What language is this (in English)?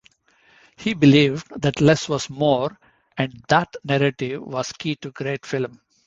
English